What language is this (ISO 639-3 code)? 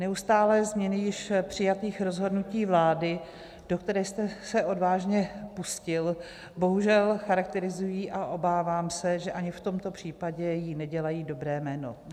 ces